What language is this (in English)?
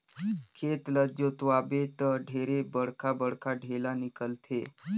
Chhattisgarhi